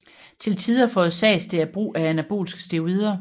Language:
Danish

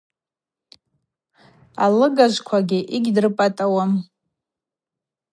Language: Abaza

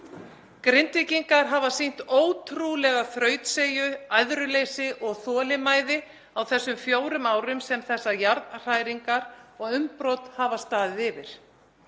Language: Icelandic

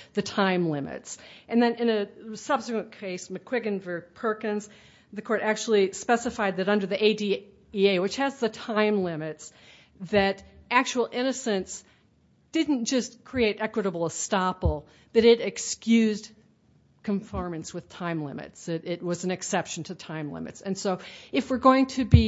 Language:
English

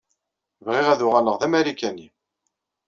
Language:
Kabyle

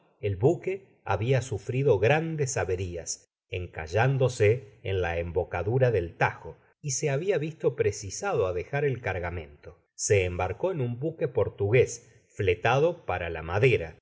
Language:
Spanish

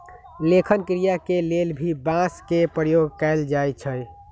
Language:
Magahi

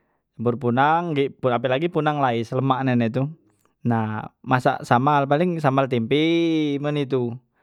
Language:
Musi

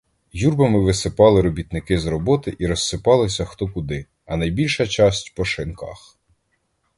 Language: Ukrainian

